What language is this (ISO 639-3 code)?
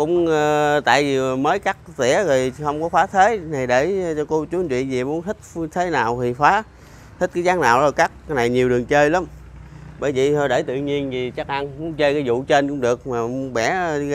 vie